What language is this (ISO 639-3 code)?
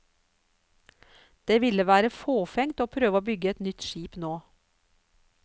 nor